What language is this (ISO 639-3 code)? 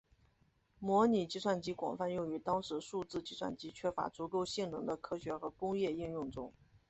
zho